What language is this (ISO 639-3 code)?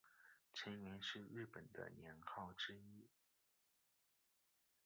zho